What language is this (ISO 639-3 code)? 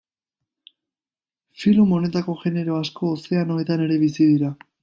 eus